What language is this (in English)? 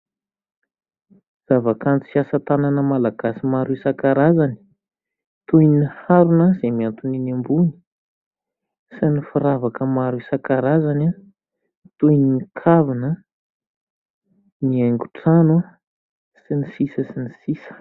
Malagasy